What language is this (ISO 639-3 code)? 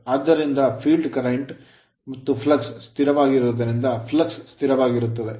kan